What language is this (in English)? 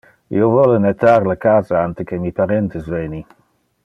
Interlingua